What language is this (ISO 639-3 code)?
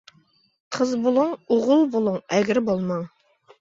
uig